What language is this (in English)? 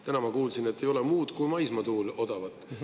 Estonian